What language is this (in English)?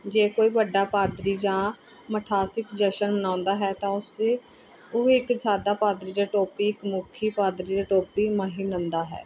Punjabi